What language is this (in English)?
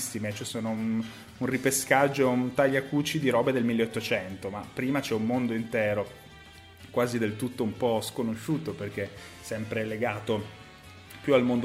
Italian